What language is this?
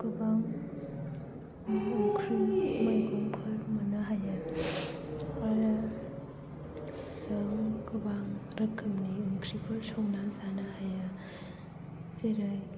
Bodo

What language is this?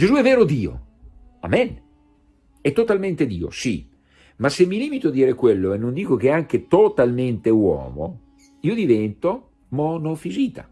Italian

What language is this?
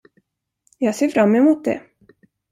Swedish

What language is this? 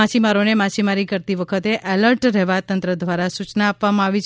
Gujarati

